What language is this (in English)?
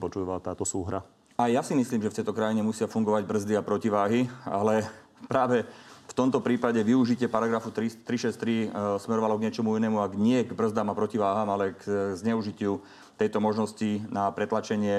Slovak